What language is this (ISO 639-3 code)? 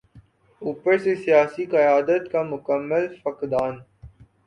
urd